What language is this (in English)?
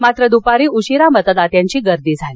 Marathi